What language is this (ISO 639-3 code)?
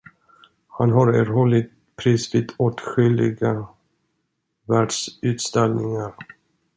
swe